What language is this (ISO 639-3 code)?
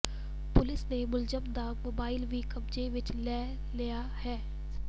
pan